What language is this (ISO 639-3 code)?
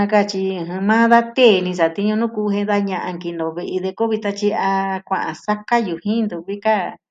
meh